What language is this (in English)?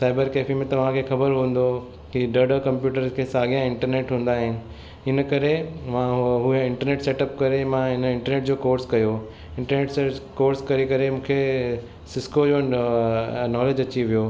Sindhi